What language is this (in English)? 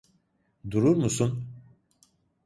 Turkish